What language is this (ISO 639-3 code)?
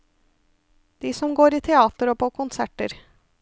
nor